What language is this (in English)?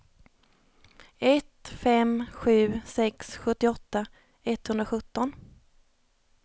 Swedish